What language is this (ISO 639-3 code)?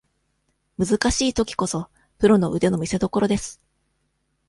jpn